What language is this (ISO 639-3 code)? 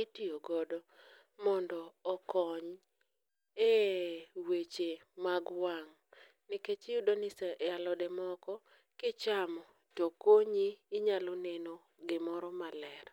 luo